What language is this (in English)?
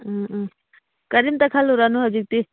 Manipuri